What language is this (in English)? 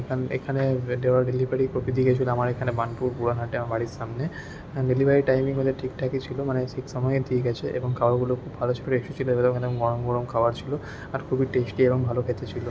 Bangla